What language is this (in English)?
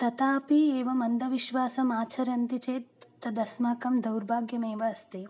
Sanskrit